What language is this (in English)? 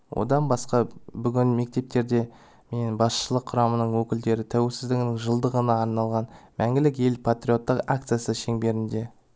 Kazakh